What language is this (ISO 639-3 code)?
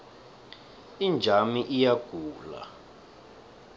nbl